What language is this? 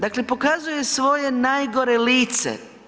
Croatian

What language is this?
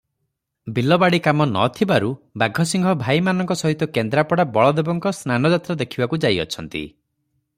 Odia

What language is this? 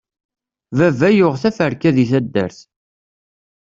Kabyle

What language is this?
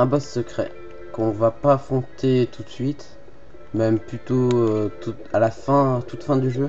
French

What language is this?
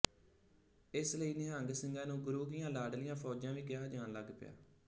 Punjabi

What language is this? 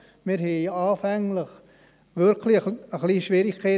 Swiss German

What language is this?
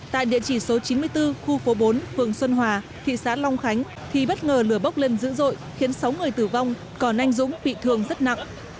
Vietnamese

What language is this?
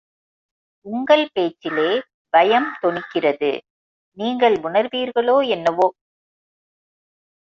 Tamil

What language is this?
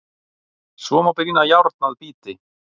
Icelandic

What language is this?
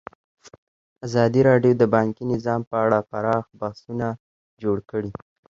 Pashto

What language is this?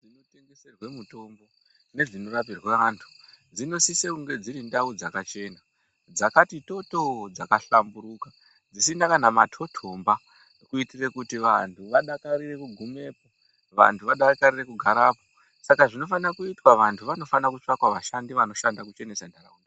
Ndau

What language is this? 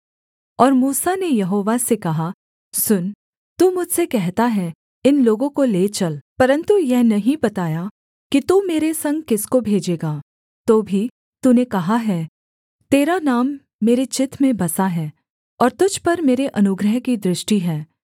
Hindi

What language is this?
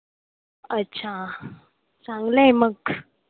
Marathi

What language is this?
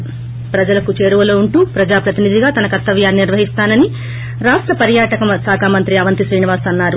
Telugu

